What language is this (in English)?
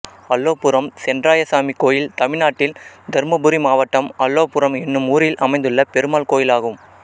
Tamil